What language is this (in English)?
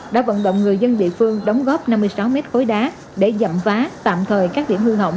Vietnamese